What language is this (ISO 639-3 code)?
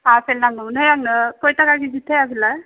brx